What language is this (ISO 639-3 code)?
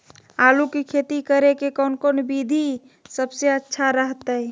mag